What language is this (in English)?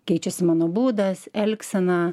Lithuanian